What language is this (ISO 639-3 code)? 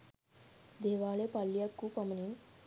sin